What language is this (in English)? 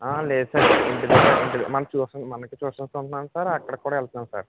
Telugu